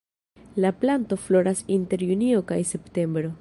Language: Esperanto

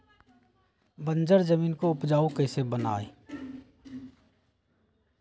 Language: Magahi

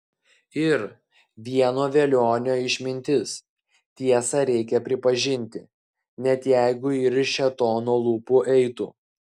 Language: Lithuanian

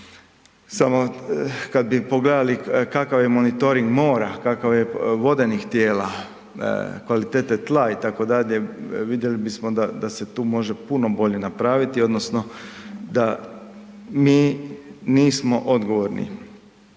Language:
Croatian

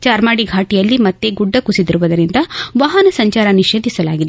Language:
Kannada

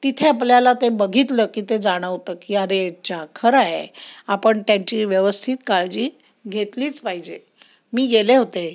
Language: Marathi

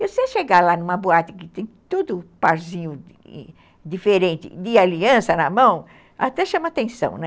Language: Portuguese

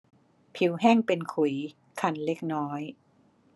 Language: Thai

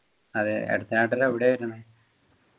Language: Malayalam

